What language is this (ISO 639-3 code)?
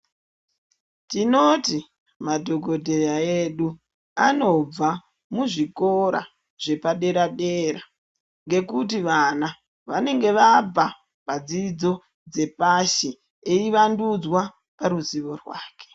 ndc